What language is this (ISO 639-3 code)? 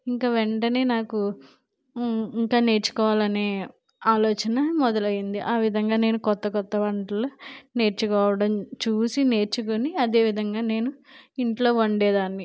tel